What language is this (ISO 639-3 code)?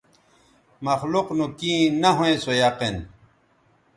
btv